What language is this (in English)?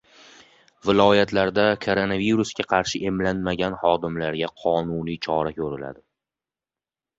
Uzbek